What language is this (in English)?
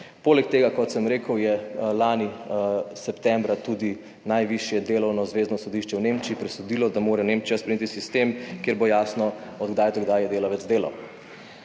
Slovenian